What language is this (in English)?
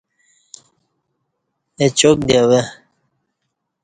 Kati